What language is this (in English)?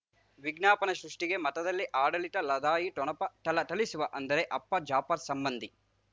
Kannada